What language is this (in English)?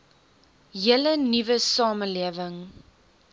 Afrikaans